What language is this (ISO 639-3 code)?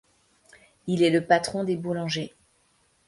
fra